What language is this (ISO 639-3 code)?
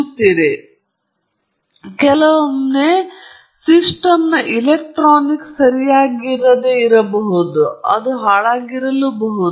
kan